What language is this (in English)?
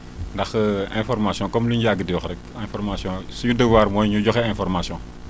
Wolof